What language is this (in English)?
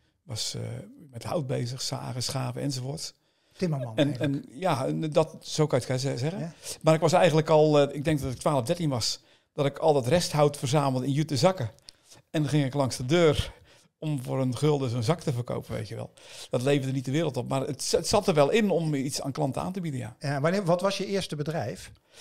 Dutch